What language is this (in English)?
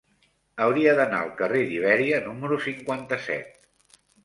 Catalan